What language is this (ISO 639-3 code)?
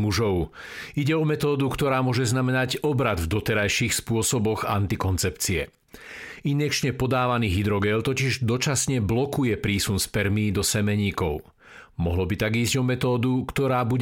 slk